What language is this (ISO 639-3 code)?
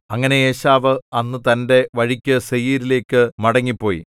mal